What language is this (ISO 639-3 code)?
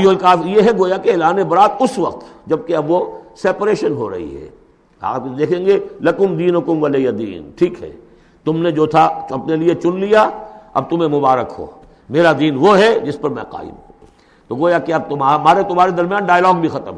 urd